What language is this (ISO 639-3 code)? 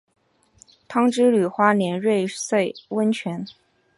zho